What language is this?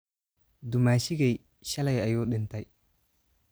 Somali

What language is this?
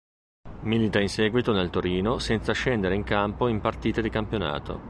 Italian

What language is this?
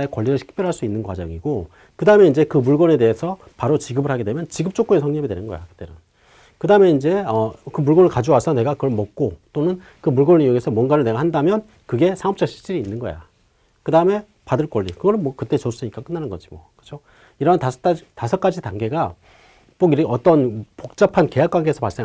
Korean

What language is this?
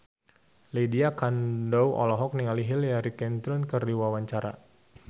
Sundanese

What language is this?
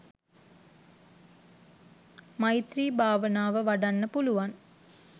Sinhala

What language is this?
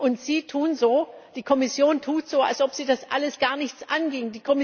German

